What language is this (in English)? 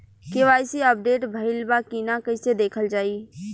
Bhojpuri